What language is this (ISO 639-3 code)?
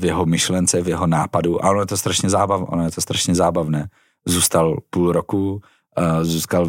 ces